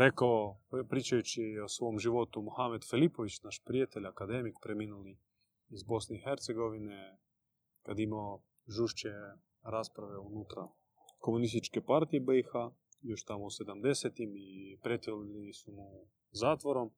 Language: Croatian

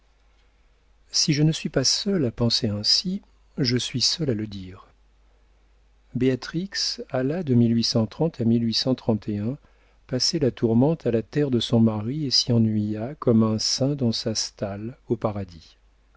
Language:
French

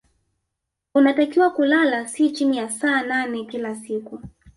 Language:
Swahili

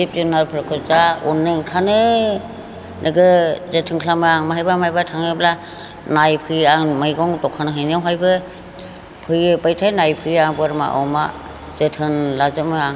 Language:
Bodo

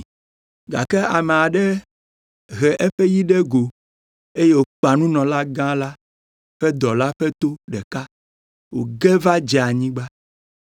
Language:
Ewe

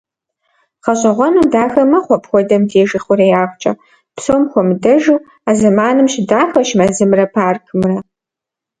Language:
Kabardian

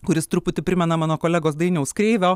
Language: Lithuanian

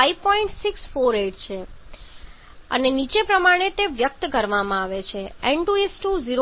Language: Gujarati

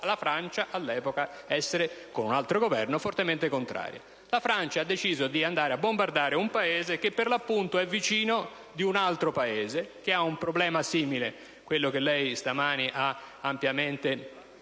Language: Italian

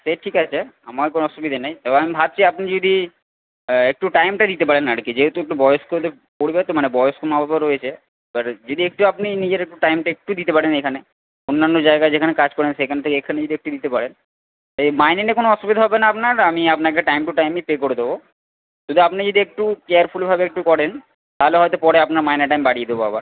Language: Bangla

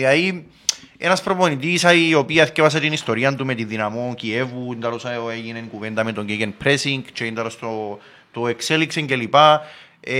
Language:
Greek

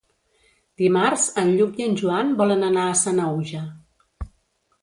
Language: Catalan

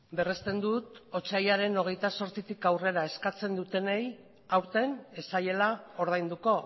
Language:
Basque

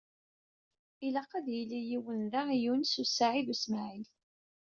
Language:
Kabyle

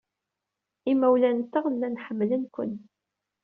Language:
Kabyle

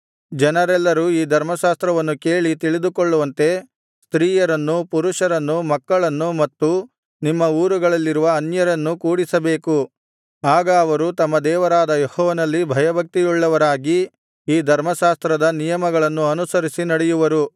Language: Kannada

